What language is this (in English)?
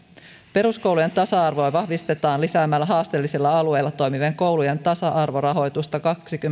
Finnish